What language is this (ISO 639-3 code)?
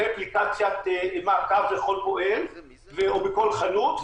heb